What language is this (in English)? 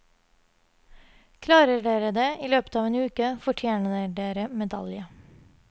Norwegian